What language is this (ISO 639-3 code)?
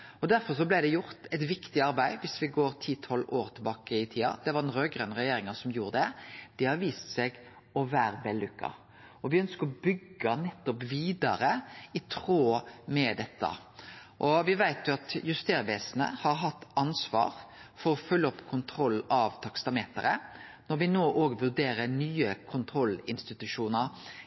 nno